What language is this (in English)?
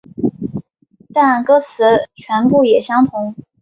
Chinese